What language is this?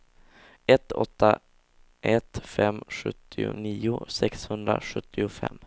Swedish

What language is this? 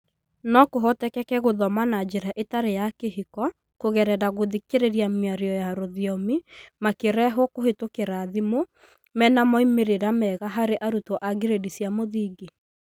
Kikuyu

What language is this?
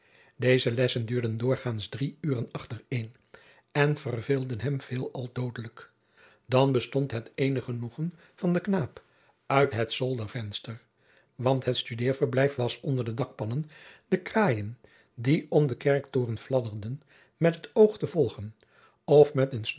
Dutch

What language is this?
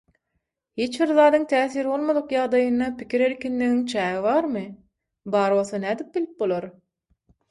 Turkmen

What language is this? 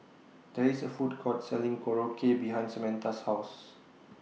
English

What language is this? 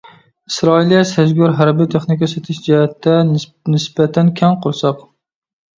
Uyghur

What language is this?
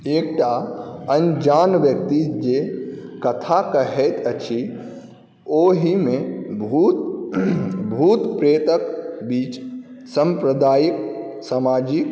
Maithili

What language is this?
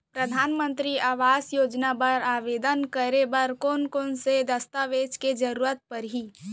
Chhattisgarhi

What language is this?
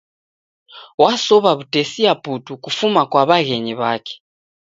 Taita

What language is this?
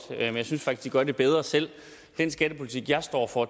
Danish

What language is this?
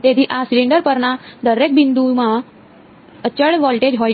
Gujarati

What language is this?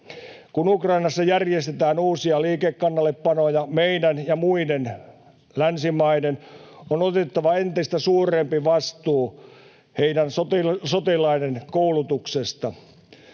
Finnish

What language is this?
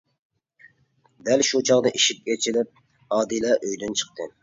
Uyghur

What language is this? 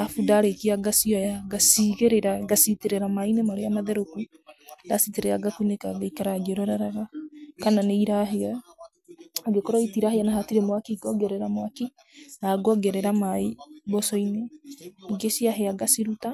Kikuyu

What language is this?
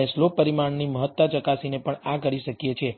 Gujarati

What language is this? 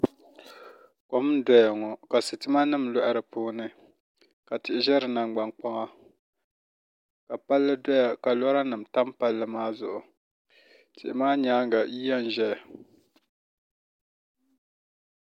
Dagbani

